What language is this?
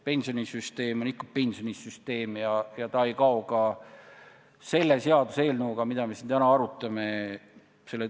Estonian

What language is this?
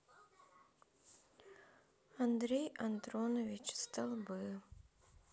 Russian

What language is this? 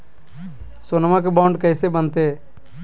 Magahi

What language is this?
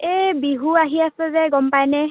Assamese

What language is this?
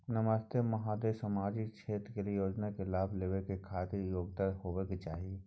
Maithili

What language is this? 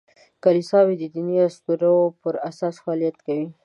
Pashto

